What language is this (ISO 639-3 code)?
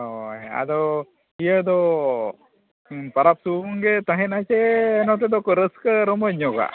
sat